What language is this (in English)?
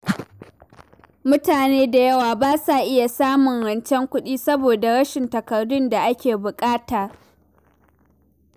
Hausa